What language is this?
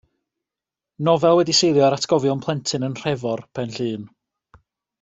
Welsh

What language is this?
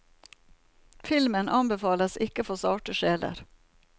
Norwegian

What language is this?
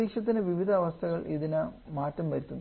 Malayalam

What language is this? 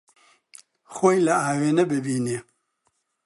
Central Kurdish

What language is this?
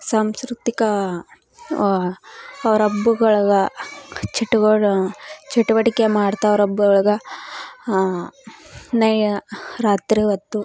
Kannada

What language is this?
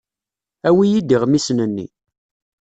Kabyle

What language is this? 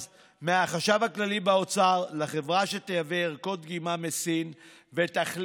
Hebrew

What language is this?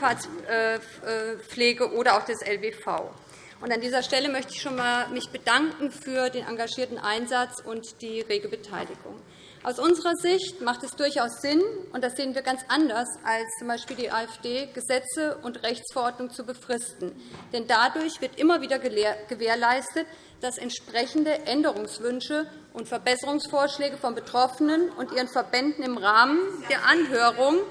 German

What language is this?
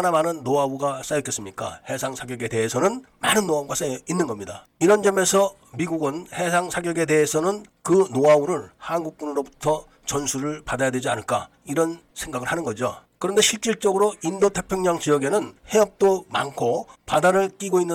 Korean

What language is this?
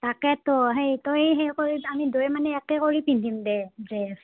Assamese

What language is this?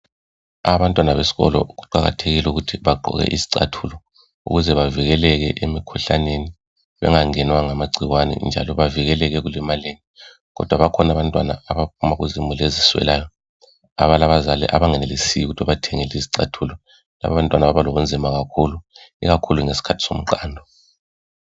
North Ndebele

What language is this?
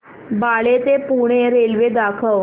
Marathi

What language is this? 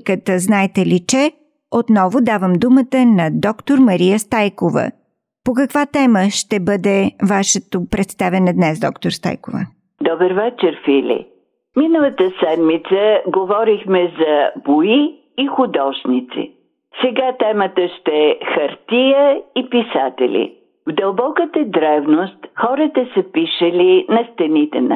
Bulgarian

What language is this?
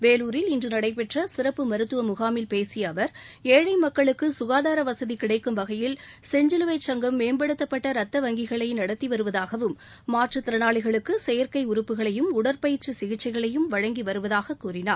Tamil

